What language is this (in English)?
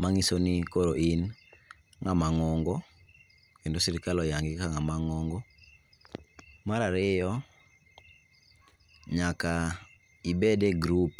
Luo (Kenya and Tanzania)